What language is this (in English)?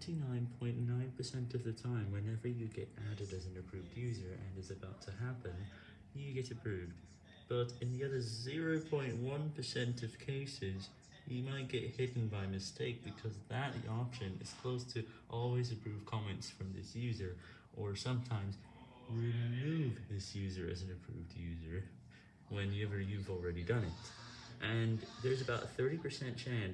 English